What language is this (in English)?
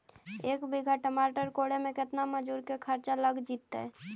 Magahi